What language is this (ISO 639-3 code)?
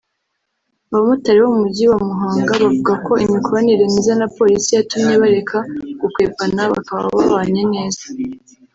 kin